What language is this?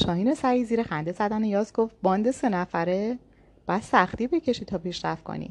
Persian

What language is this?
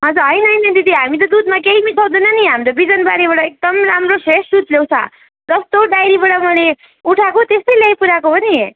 Nepali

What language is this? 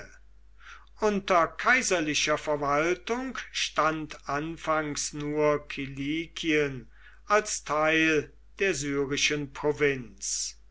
German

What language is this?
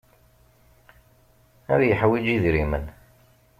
Kabyle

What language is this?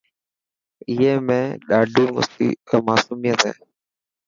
Dhatki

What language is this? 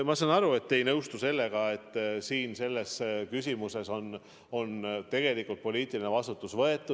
Estonian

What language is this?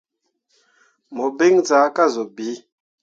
Mundang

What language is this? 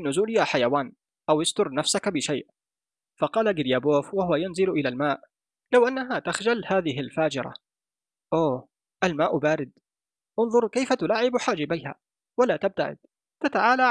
Arabic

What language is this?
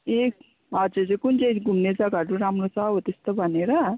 Nepali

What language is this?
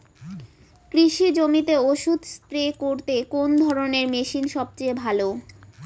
Bangla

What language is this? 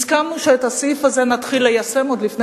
Hebrew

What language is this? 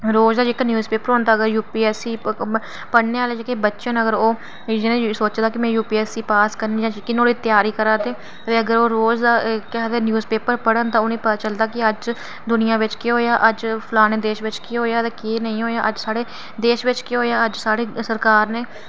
Dogri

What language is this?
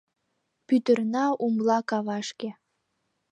Mari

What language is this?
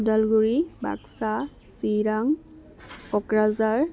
Bodo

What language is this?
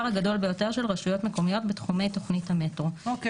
Hebrew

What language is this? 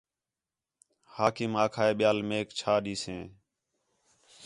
Khetrani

